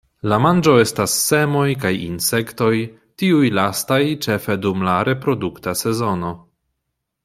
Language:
Esperanto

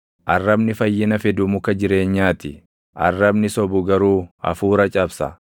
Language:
Oromo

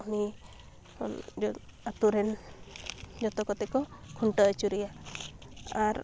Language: Santali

